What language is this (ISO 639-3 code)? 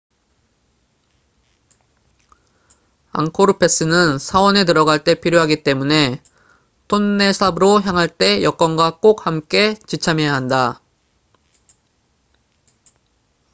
kor